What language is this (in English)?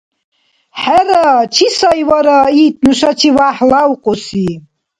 Dargwa